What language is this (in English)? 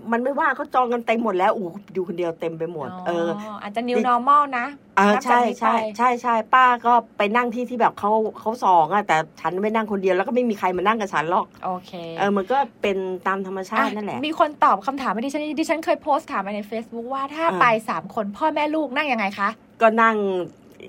Thai